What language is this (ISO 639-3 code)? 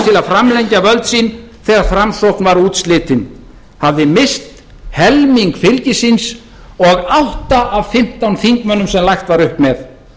isl